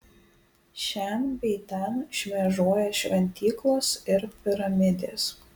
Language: Lithuanian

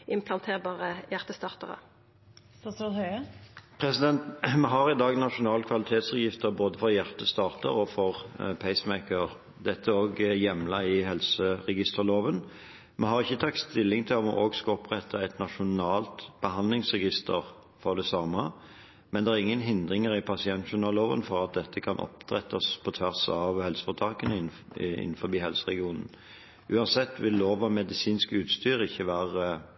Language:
Norwegian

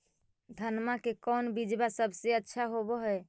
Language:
Magahi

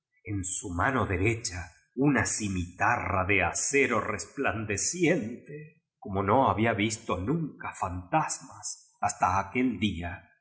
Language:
Spanish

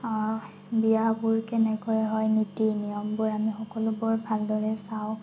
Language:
Assamese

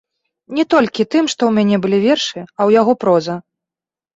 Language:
Belarusian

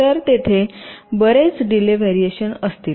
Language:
Marathi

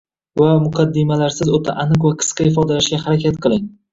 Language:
Uzbek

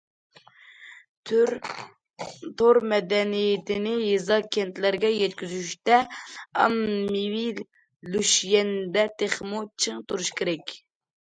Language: Uyghur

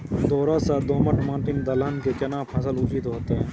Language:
Maithili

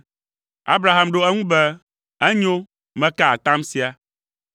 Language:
Ewe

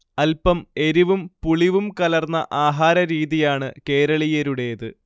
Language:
Malayalam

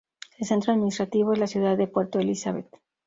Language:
Spanish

